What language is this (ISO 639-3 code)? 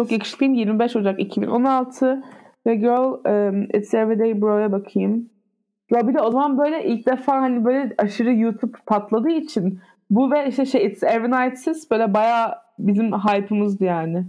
tur